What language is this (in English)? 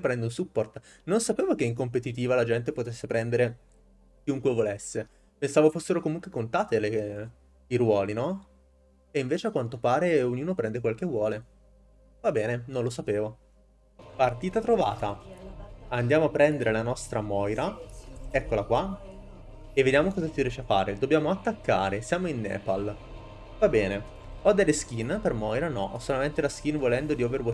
Italian